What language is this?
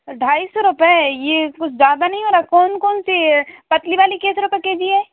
Hindi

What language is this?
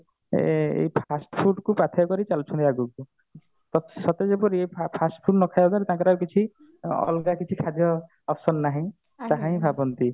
Odia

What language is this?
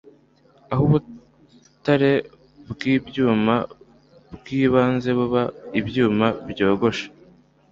Kinyarwanda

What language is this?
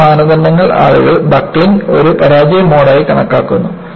Malayalam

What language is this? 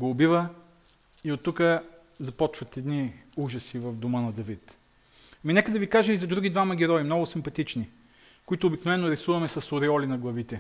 Bulgarian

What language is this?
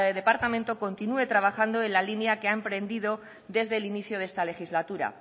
Spanish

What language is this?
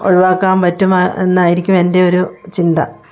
Malayalam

